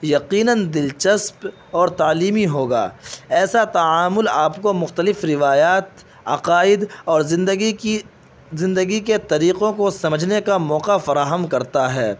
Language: Urdu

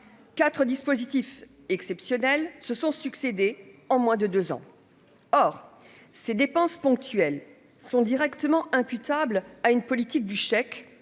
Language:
French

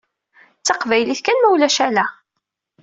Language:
Kabyle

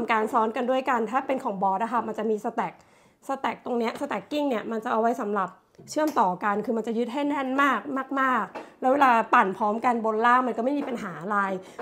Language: Thai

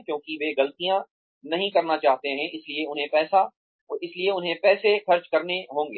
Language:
Hindi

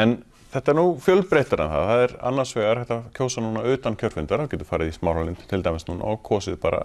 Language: Icelandic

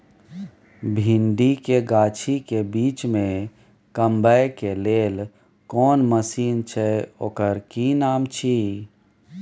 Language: Maithili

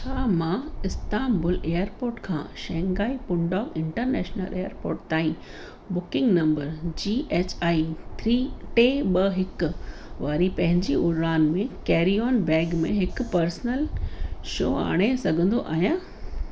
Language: Sindhi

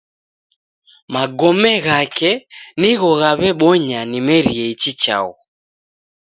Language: Taita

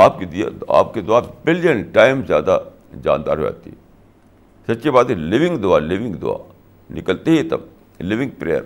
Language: Urdu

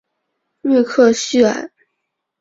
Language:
Chinese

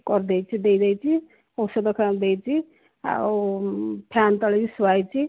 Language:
Odia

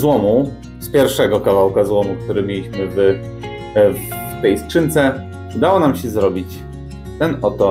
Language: Polish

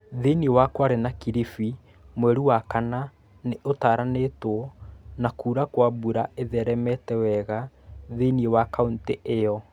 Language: Kikuyu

